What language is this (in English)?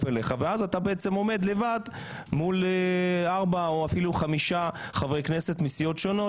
Hebrew